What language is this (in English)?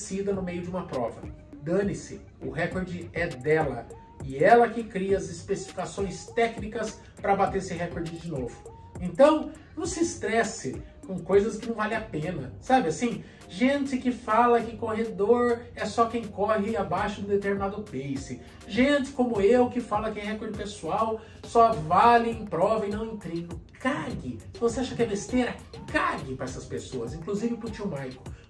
Portuguese